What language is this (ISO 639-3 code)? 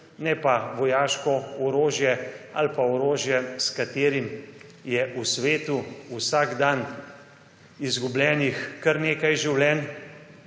slv